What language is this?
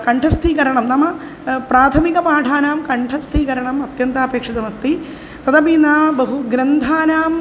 Sanskrit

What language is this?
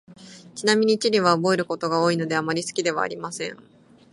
Japanese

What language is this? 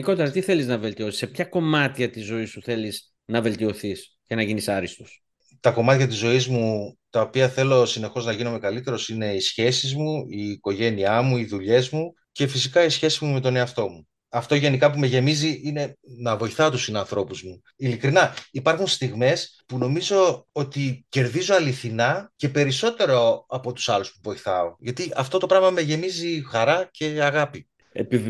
Greek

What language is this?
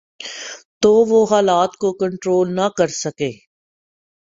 Urdu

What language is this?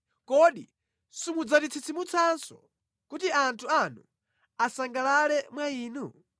Nyanja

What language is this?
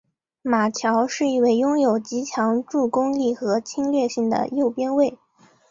Chinese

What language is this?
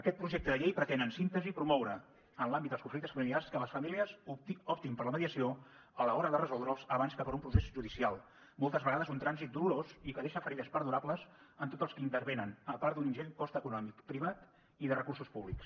Catalan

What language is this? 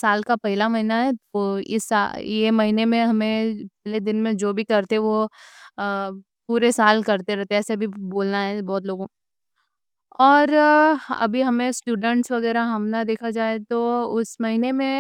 Deccan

